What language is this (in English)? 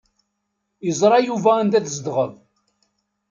Kabyle